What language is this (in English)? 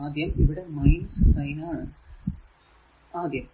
Malayalam